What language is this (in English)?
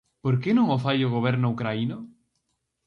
Galician